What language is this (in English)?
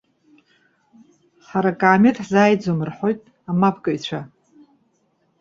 Abkhazian